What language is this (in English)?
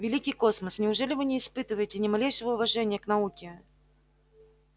Russian